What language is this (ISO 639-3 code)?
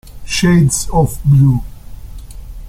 ita